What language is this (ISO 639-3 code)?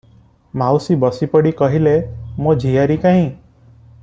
ori